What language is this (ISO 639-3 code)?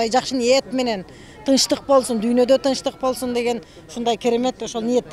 tur